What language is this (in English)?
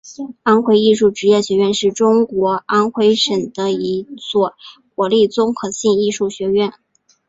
Chinese